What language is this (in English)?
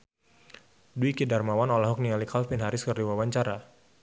Sundanese